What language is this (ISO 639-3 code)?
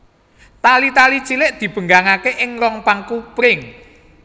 jav